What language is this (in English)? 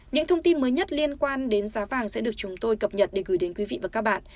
Vietnamese